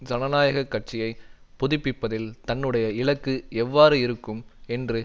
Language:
Tamil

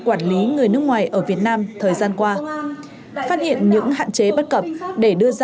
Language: Vietnamese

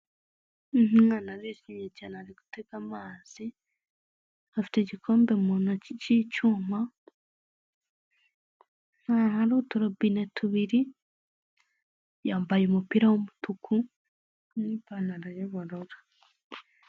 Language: Kinyarwanda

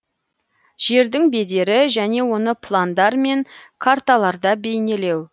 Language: Kazakh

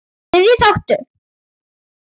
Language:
Icelandic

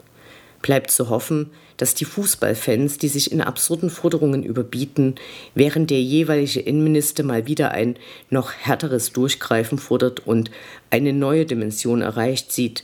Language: German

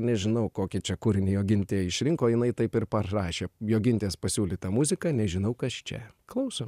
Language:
Lithuanian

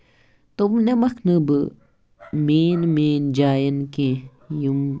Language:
Kashmiri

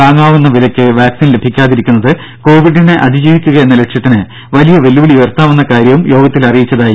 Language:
Malayalam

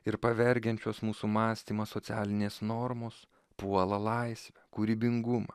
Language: Lithuanian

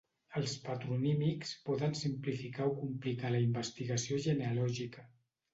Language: Catalan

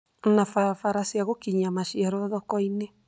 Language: Kikuyu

